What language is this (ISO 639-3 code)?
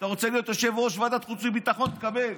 heb